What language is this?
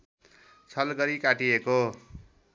Nepali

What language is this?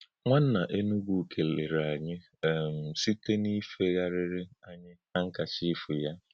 Igbo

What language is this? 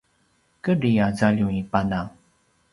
Paiwan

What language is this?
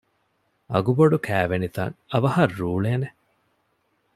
Divehi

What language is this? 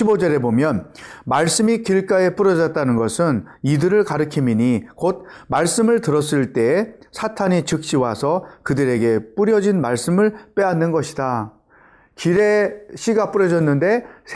Korean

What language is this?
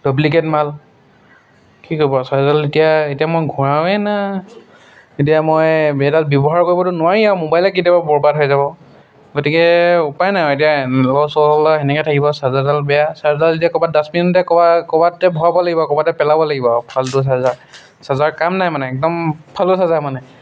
Assamese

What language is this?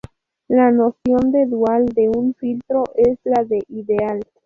Spanish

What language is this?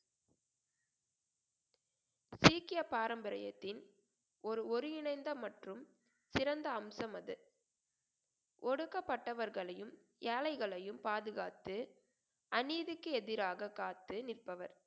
Tamil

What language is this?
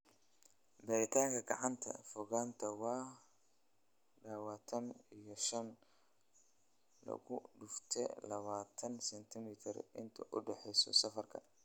Somali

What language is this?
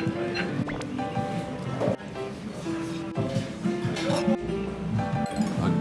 Japanese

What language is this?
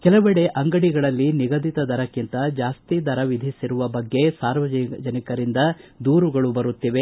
Kannada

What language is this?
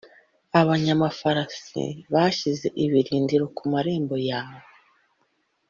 Kinyarwanda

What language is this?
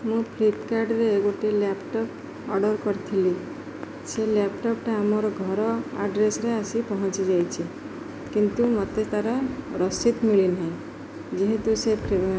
Odia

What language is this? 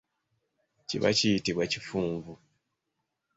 Ganda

